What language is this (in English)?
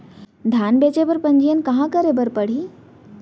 Chhattisgarhi